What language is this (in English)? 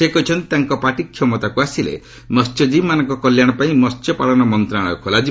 Odia